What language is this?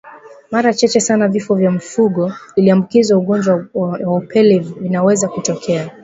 Swahili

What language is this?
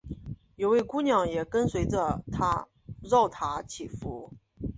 Chinese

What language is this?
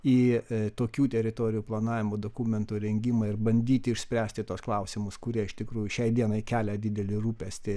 Lithuanian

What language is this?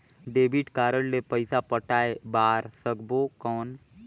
Chhattisgarhi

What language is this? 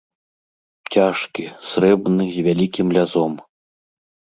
Belarusian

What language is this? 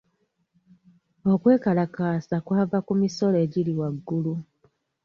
Ganda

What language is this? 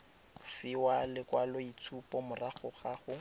Tswana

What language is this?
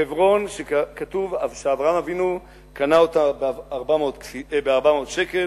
Hebrew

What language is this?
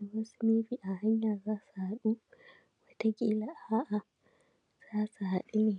Hausa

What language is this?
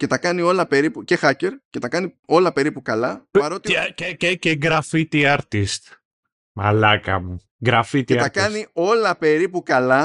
Greek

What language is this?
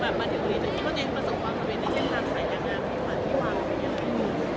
Thai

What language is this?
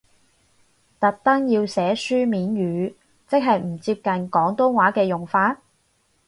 Cantonese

